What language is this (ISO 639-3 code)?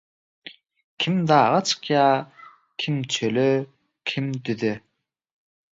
tuk